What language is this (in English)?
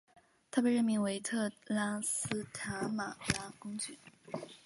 Chinese